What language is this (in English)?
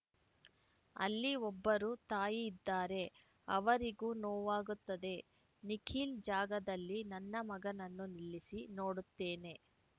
Kannada